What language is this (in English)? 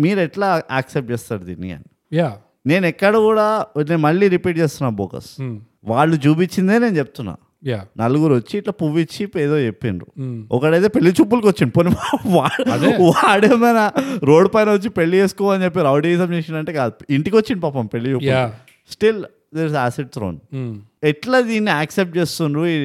Telugu